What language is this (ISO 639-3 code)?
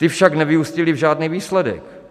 ces